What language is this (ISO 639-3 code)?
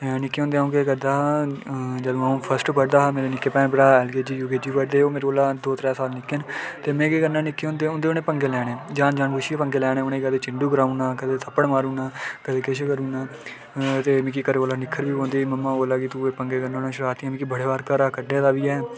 doi